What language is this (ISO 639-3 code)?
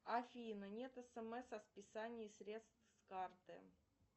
rus